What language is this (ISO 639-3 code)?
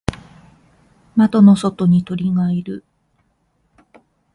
jpn